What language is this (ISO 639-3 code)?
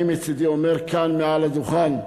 heb